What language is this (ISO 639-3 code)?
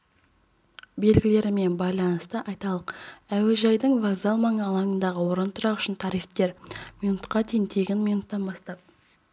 kaz